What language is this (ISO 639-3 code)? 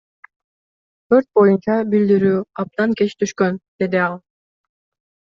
kir